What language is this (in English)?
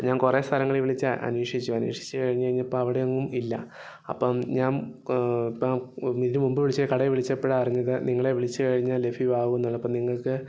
Malayalam